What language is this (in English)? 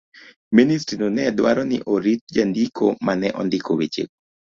Luo (Kenya and Tanzania)